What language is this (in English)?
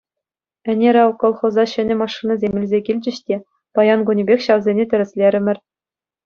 Chuvash